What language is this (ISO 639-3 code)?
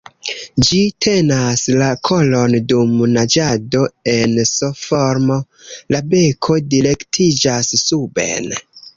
epo